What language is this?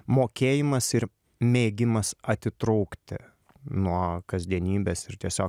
Lithuanian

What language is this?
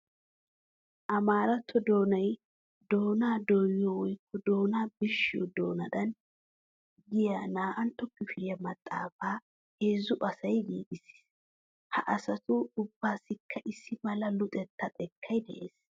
Wolaytta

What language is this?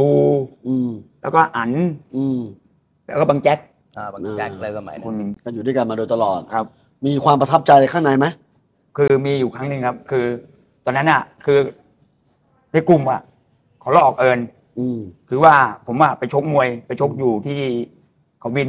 Thai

